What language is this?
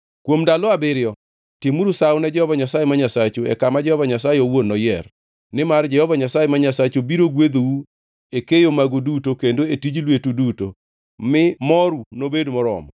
Luo (Kenya and Tanzania)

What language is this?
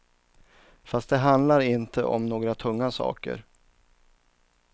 Swedish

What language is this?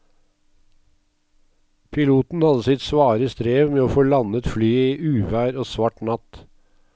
Norwegian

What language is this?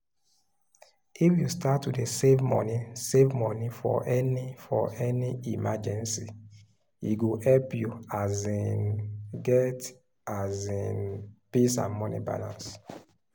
Nigerian Pidgin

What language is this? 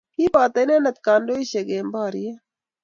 Kalenjin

